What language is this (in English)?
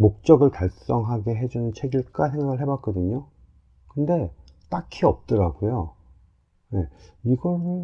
Korean